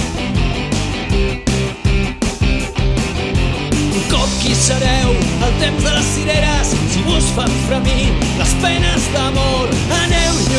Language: Spanish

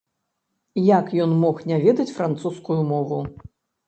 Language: Belarusian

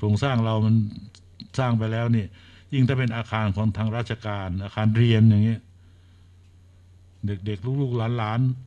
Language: Thai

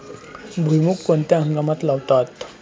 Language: Marathi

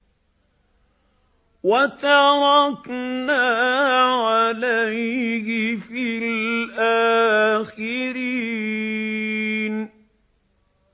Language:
Arabic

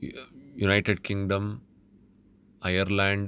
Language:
Sanskrit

